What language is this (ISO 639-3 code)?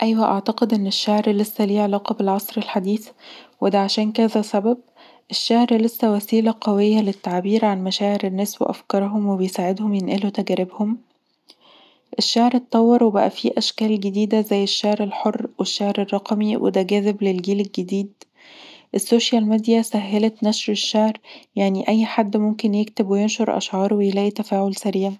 arz